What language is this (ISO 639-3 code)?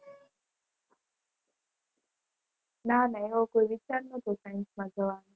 guj